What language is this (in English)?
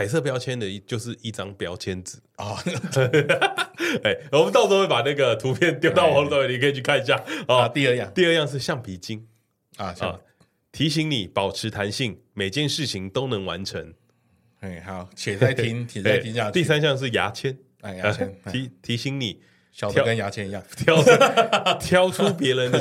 Chinese